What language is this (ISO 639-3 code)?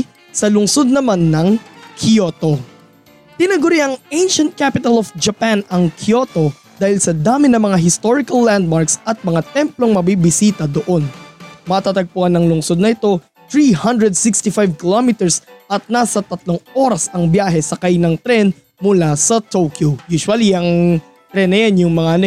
fil